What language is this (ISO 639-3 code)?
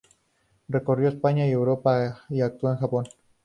spa